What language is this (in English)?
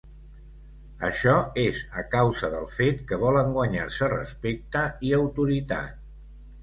Catalan